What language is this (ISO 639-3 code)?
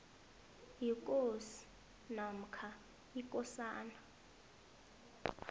nbl